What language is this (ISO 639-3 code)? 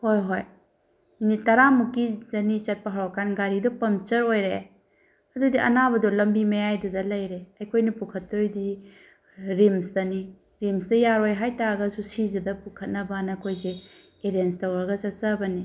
mni